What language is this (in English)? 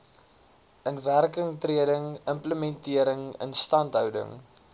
Afrikaans